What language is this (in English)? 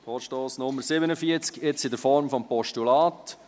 Swiss German